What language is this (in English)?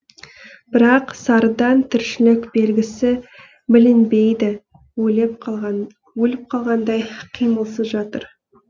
Kazakh